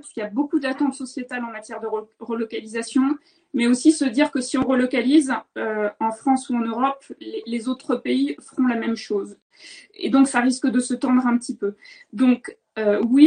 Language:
French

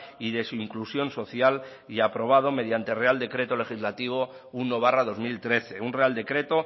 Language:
Spanish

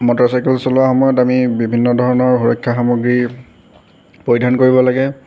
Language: Assamese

